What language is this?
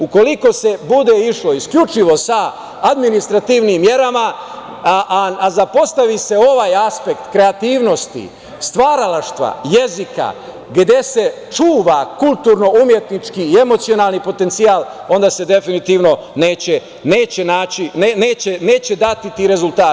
Serbian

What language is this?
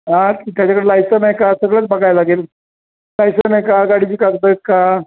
Marathi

